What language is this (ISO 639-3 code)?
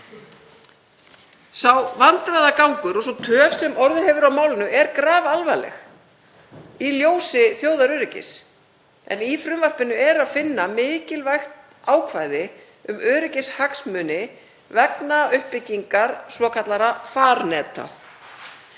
isl